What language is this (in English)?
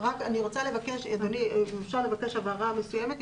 Hebrew